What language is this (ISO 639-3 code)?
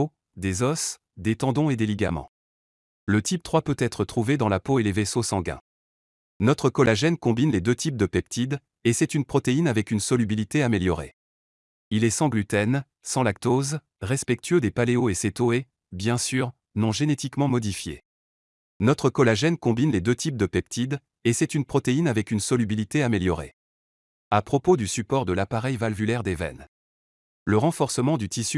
fra